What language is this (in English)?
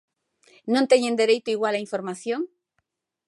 Galician